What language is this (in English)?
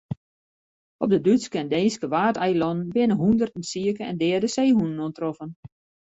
Western Frisian